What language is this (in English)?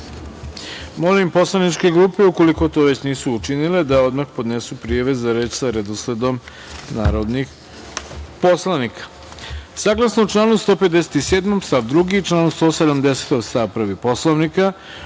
Serbian